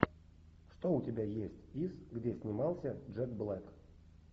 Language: Russian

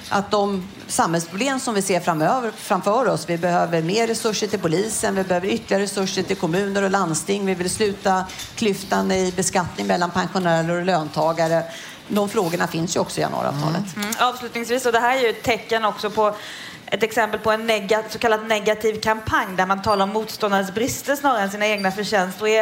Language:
Swedish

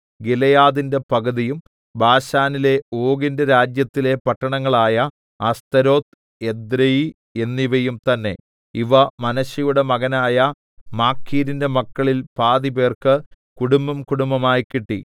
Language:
Malayalam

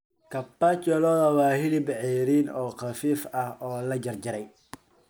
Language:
Somali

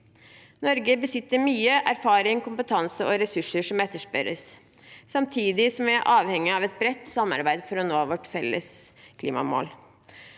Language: Norwegian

